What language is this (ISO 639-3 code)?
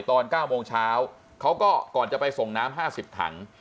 tha